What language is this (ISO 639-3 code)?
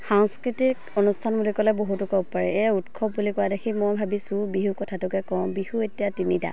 asm